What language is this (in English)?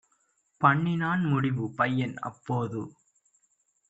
Tamil